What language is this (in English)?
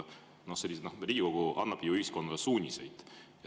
Estonian